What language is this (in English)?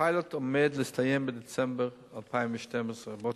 Hebrew